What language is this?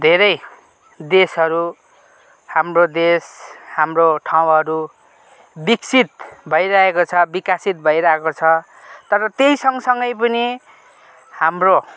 Nepali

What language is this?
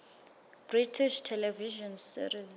Swati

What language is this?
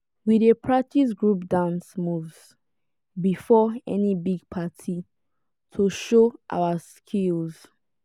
Nigerian Pidgin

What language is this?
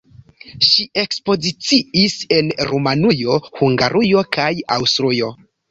Esperanto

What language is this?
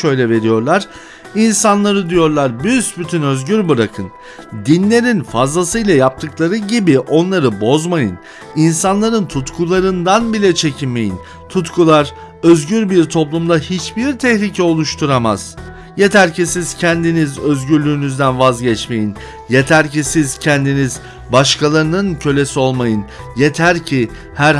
Turkish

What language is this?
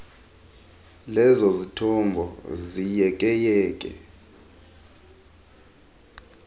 Xhosa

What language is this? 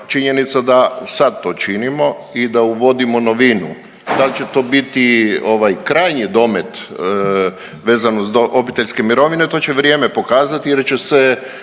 Croatian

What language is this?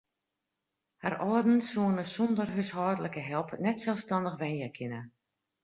Western Frisian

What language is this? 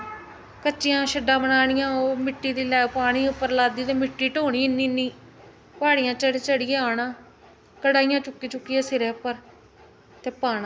Dogri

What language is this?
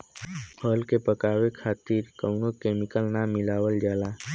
Bhojpuri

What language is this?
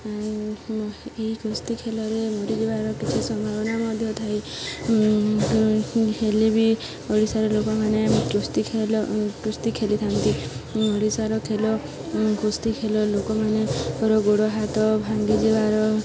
Odia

